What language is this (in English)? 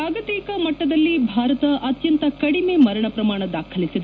Kannada